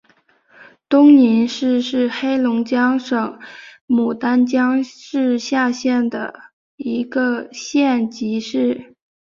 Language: Chinese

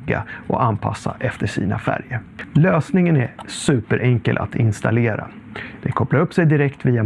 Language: Swedish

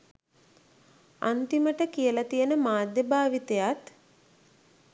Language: Sinhala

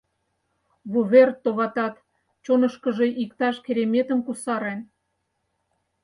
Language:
Mari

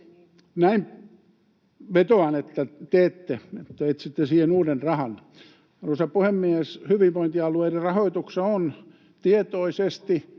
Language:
Finnish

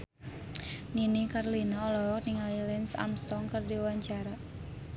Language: Sundanese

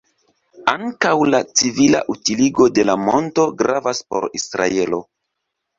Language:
Esperanto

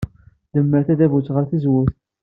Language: Kabyle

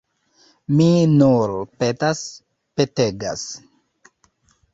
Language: Esperanto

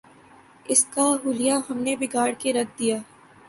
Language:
Urdu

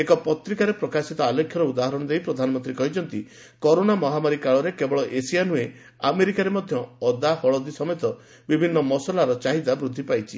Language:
Odia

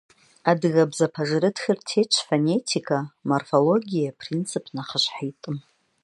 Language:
Kabardian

